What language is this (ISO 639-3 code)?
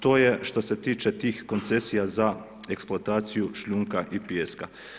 hrv